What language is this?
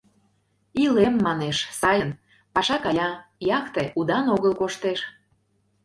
Mari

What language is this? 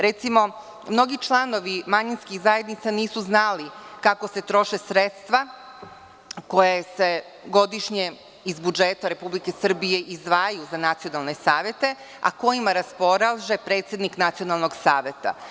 Serbian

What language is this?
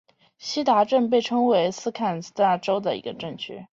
Chinese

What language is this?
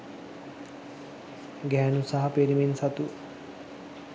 Sinhala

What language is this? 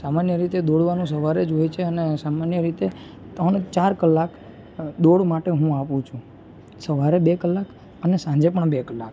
Gujarati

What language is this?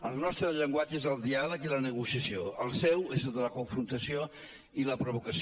Catalan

